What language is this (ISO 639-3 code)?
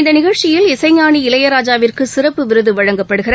tam